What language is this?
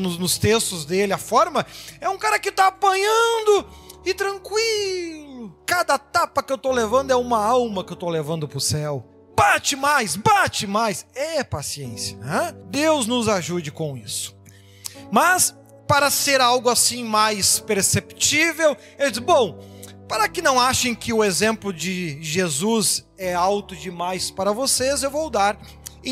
Portuguese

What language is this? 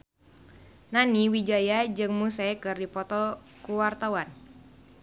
Sundanese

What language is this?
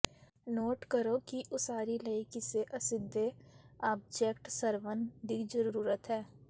Punjabi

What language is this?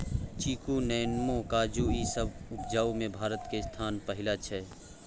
Maithili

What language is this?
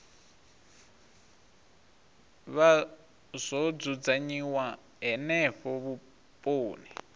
Venda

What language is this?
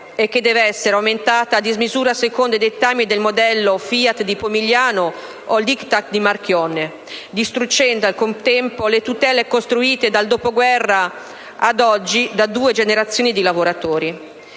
Italian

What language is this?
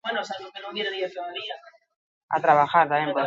Basque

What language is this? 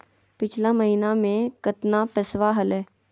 Magahi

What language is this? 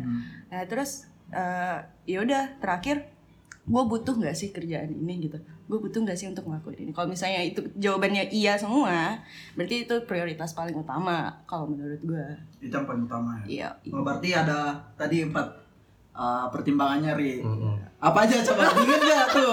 Indonesian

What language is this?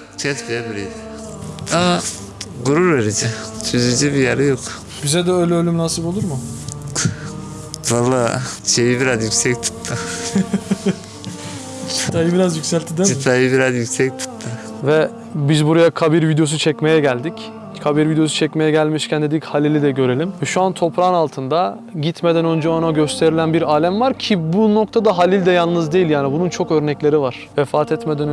Turkish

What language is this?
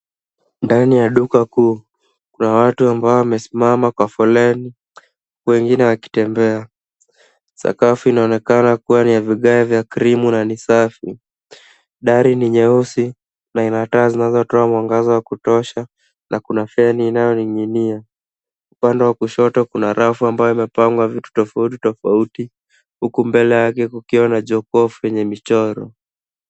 Swahili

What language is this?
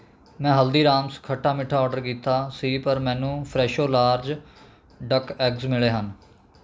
Punjabi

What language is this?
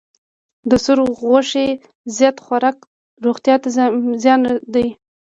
Pashto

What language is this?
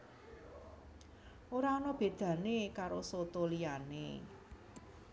Javanese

